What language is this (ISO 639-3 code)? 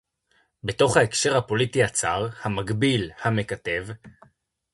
heb